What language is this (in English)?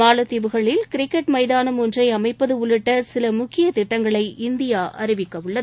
Tamil